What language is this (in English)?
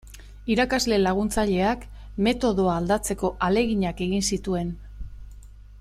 Basque